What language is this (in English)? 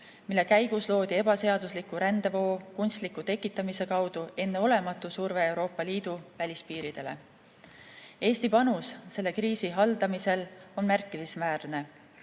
Estonian